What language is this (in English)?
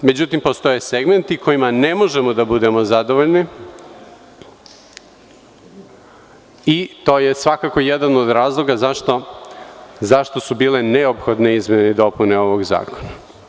Serbian